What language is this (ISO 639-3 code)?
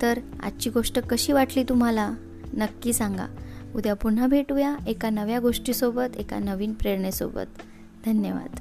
mar